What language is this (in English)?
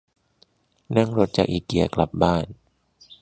Thai